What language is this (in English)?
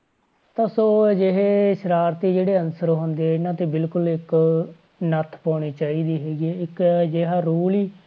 Punjabi